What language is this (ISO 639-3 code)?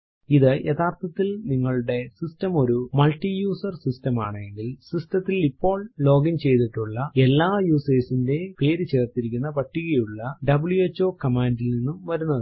mal